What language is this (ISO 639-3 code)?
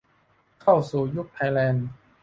tha